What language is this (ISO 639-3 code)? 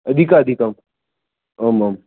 san